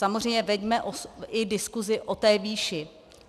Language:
Czech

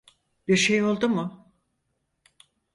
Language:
Turkish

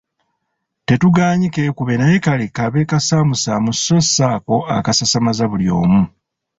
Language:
Ganda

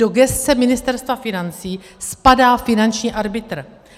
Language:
Czech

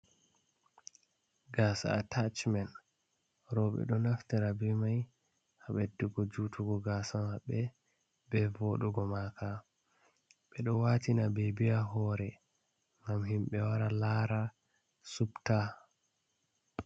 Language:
Fula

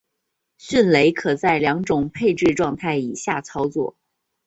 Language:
Chinese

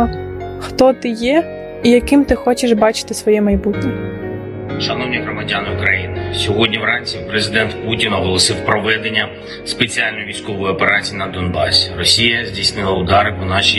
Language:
Ukrainian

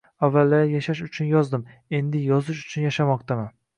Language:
Uzbek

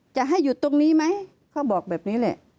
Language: Thai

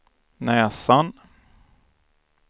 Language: Swedish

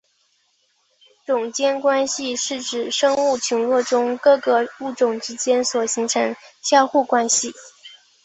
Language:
Chinese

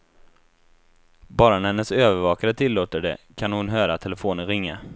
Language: Swedish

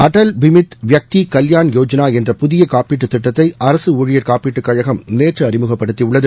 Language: Tamil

